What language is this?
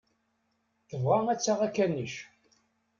Kabyle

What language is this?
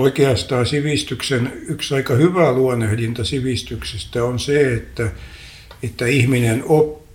Finnish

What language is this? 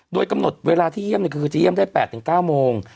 Thai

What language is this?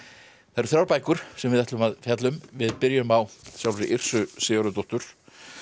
Icelandic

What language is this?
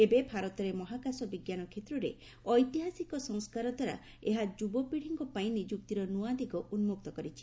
Odia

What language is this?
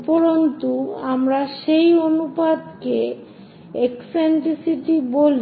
Bangla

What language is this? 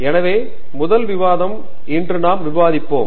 Tamil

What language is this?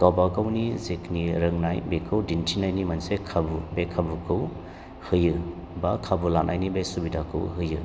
Bodo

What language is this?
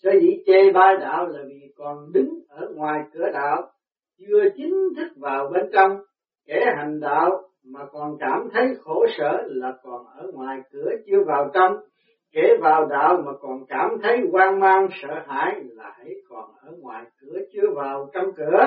Vietnamese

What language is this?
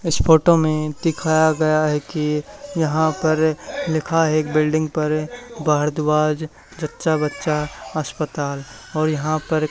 Hindi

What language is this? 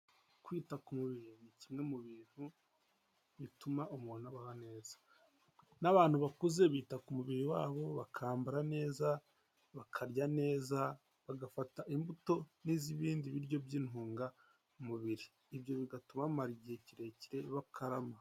Kinyarwanda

